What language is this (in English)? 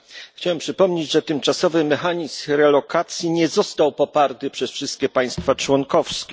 Polish